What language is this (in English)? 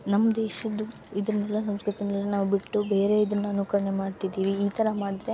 Kannada